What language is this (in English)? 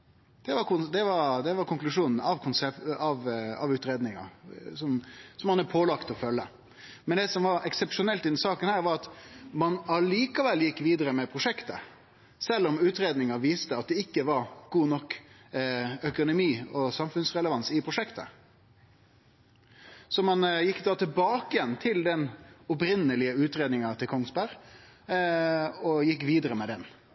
Norwegian Nynorsk